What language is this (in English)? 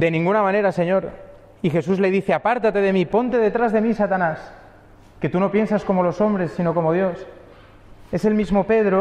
Spanish